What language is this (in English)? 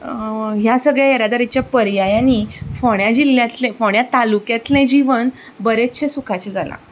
Konkani